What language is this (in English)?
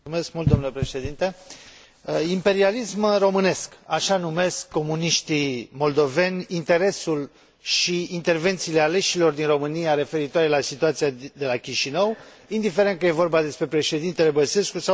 Romanian